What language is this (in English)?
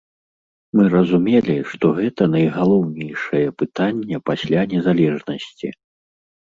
Belarusian